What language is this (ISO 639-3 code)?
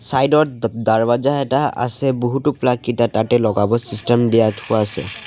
asm